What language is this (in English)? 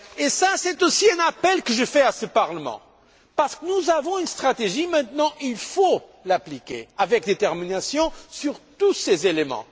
French